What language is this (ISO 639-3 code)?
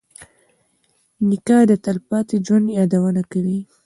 pus